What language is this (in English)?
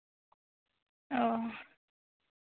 Santali